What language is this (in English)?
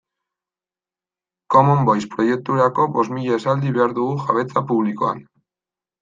Basque